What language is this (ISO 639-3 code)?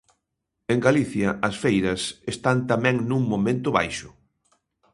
glg